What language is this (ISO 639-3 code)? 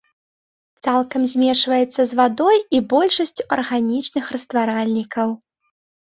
bel